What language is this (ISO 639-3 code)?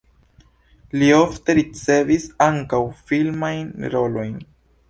epo